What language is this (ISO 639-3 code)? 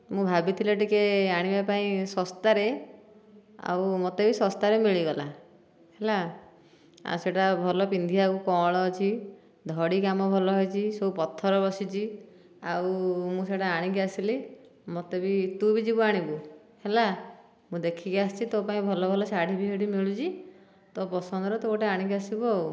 ori